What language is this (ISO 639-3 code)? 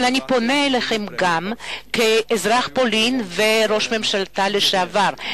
heb